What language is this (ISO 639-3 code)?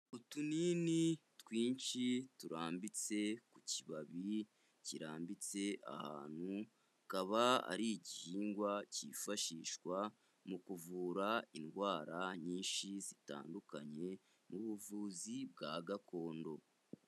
kin